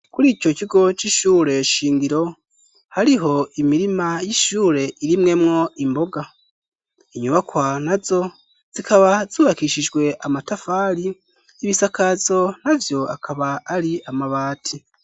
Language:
Rundi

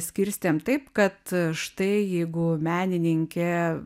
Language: Lithuanian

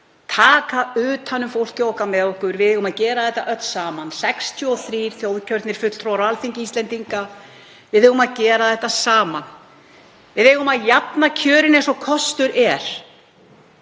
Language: Icelandic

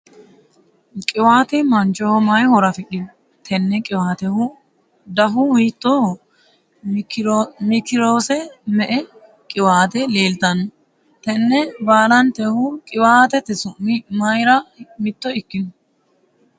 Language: Sidamo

